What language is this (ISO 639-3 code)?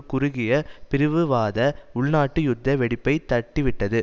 tam